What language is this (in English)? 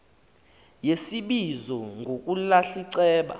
Xhosa